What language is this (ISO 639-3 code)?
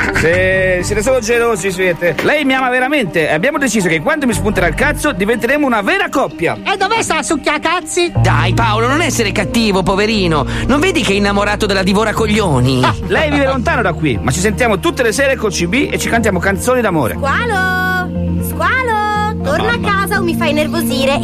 ita